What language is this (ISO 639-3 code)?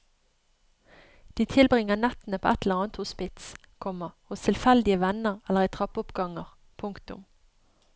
nor